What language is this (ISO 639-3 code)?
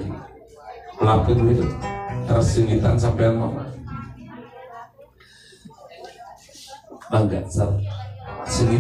ind